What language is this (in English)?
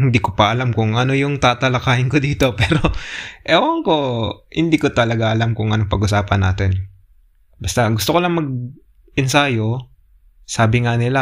Filipino